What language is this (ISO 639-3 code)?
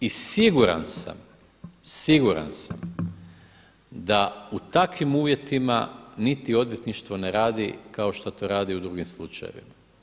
hrv